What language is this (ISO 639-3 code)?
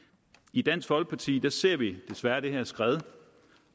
dan